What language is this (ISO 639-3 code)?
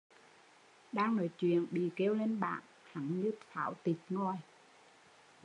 vie